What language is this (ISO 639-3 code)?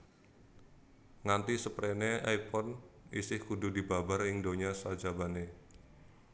jav